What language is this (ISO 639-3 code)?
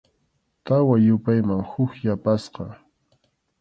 qxu